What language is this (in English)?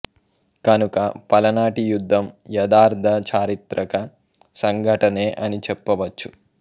Telugu